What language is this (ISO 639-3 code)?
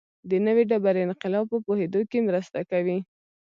pus